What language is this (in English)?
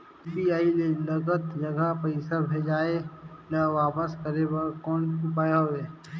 Chhattisgarhi